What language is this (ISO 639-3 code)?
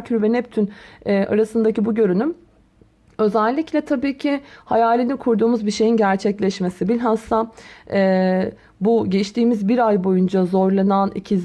tur